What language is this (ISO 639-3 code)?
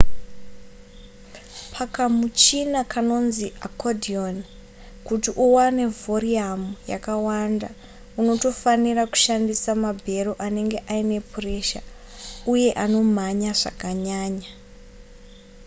sna